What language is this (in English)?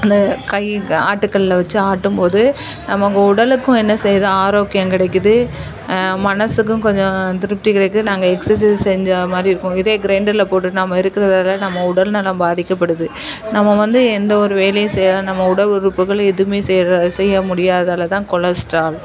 Tamil